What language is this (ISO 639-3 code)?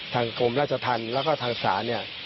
tha